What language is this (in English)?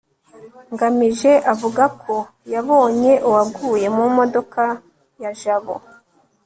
Kinyarwanda